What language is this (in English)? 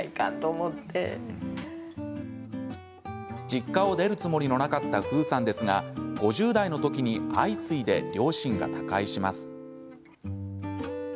Japanese